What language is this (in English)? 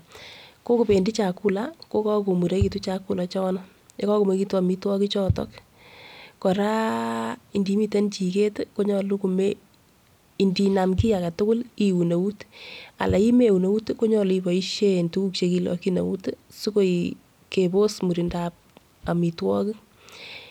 Kalenjin